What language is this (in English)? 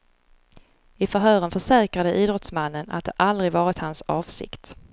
Swedish